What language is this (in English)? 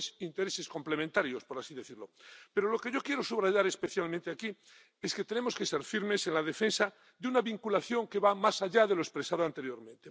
Spanish